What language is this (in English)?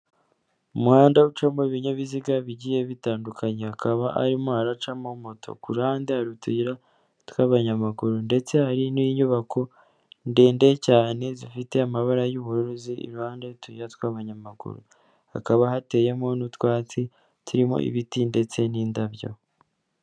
Kinyarwanda